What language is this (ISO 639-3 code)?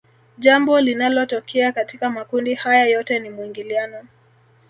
swa